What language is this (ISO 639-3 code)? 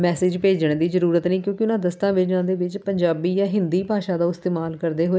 pan